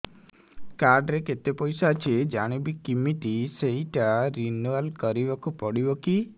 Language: Odia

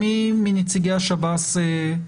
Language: Hebrew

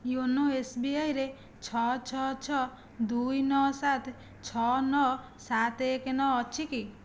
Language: Odia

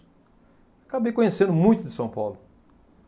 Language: Portuguese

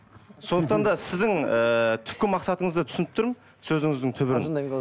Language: Kazakh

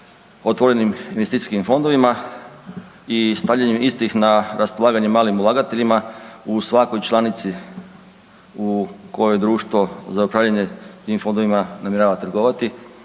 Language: Croatian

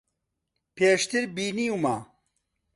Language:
Central Kurdish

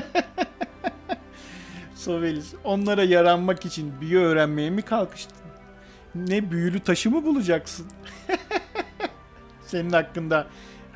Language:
Turkish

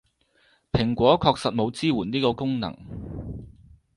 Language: Cantonese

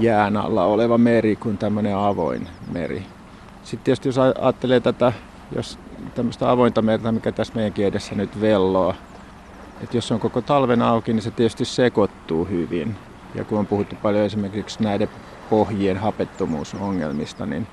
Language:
Finnish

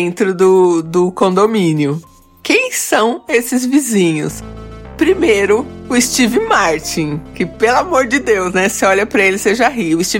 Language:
Portuguese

